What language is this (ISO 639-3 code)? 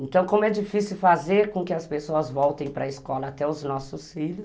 por